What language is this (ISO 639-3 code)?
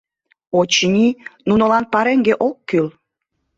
chm